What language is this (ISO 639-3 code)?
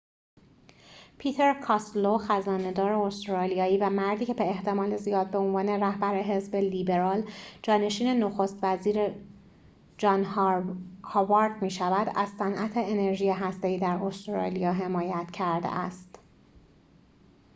fas